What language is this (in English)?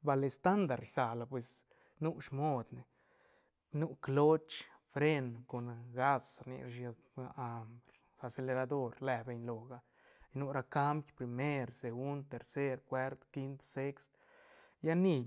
Santa Catarina Albarradas Zapotec